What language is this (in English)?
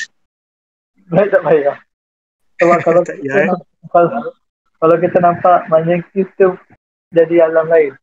Malay